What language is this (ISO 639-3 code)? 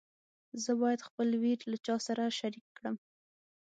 pus